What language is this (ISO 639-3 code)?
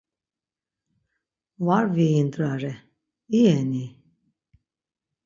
lzz